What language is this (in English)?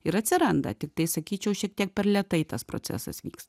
Lithuanian